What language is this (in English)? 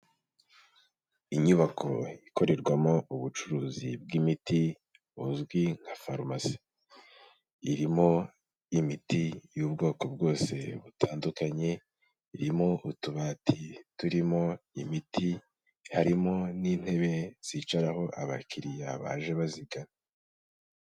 Kinyarwanda